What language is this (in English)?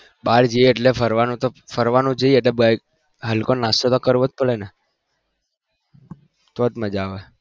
Gujarati